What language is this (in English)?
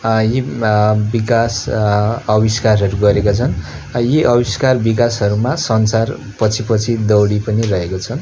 Nepali